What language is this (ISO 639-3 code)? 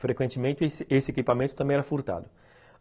por